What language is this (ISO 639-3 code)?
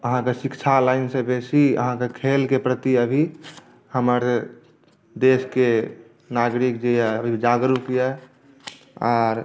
mai